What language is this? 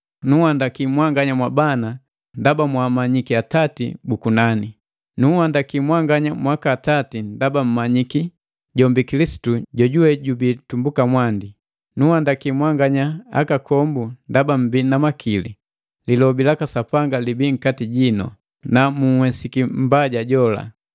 Matengo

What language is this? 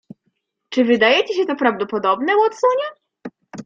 Polish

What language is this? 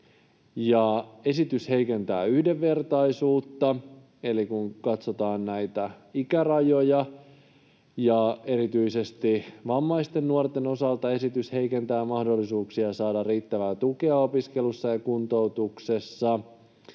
Finnish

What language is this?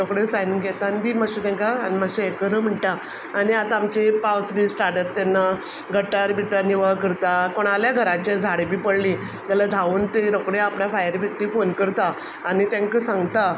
Konkani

